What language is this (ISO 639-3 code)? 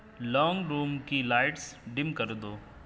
urd